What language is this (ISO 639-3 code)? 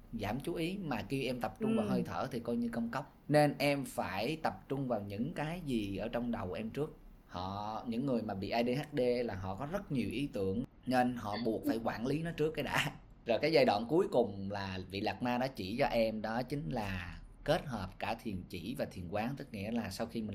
vie